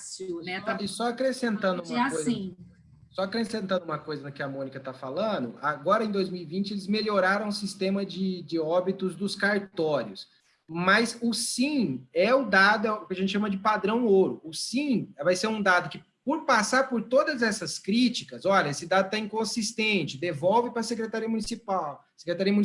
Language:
Portuguese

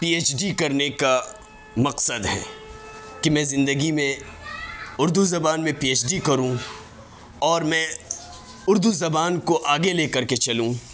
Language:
Urdu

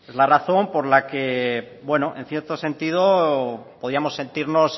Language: Spanish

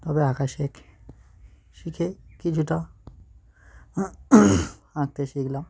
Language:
Bangla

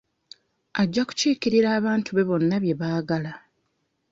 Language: Ganda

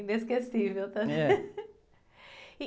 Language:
Portuguese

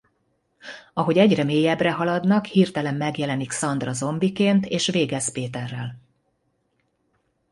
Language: Hungarian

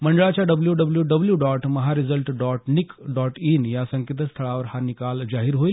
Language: Marathi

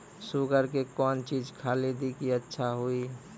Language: Maithili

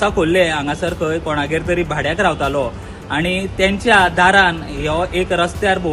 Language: Marathi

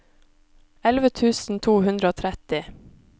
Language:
Norwegian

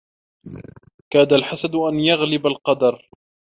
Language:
Arabic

